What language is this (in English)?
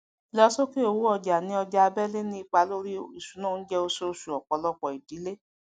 Yoruba